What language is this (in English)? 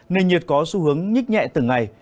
Vietnamese